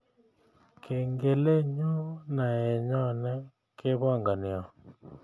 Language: Kalenjin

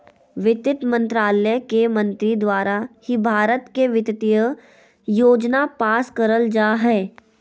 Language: Magahi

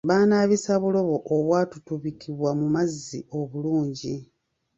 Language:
Ganda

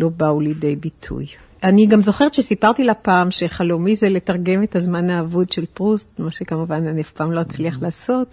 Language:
Hebrew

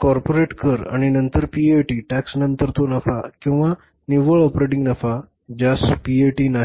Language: Marathi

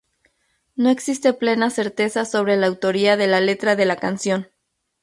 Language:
Spanish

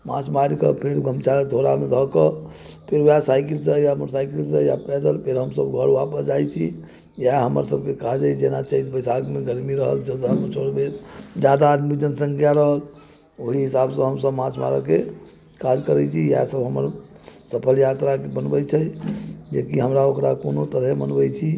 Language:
Maithili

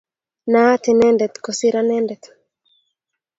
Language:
Kalenjin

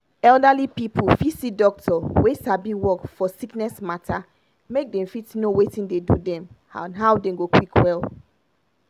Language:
Nigerian Pidgin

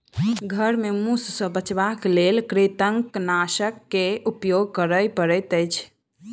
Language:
Maithili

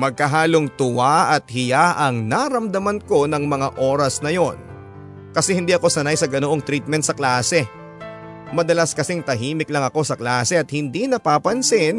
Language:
Filipino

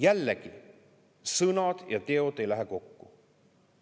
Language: Estonian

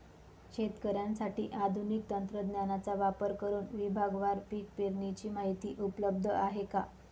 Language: Marathi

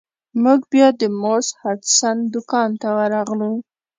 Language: Pashto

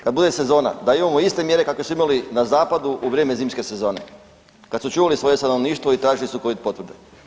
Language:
Croatian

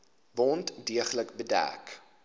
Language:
Afrikaans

